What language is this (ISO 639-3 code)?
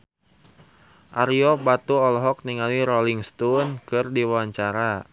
sun